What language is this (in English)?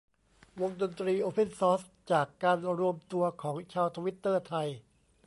Thai